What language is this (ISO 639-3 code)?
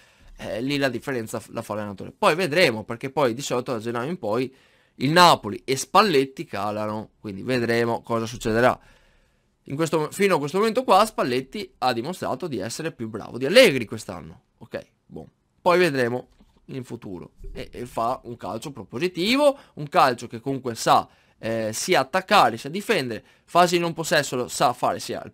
ita